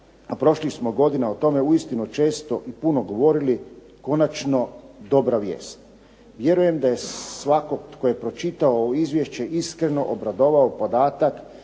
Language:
Croatian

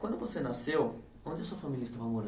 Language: Portuguese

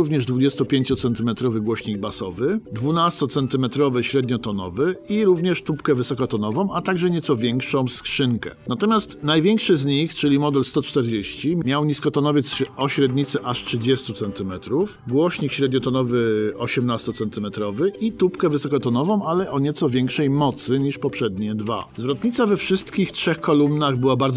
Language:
Polish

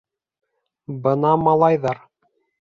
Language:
Bashkir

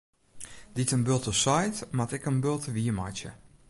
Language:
Western Frisian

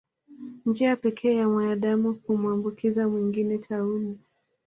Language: Swahili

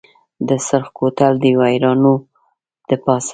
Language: Pashto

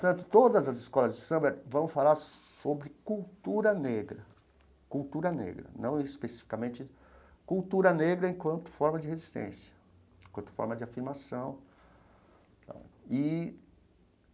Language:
Portuguese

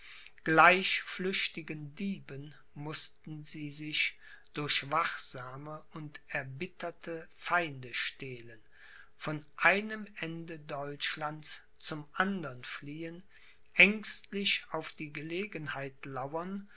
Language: German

